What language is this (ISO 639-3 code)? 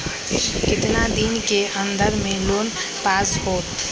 mag